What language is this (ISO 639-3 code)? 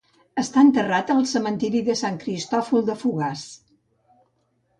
cat